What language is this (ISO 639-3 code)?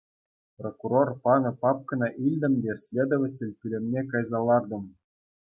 chv